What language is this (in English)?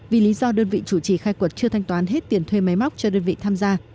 Vietnamese